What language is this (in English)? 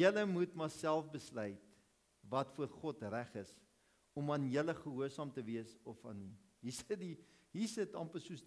Dutch